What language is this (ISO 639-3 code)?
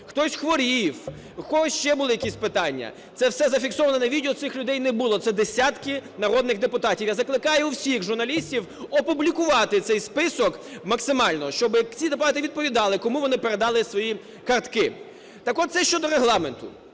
ukr